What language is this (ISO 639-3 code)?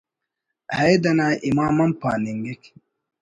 brh